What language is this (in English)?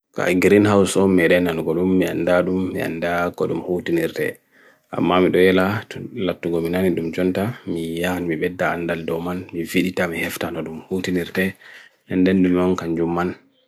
Bagirmi Fulfulde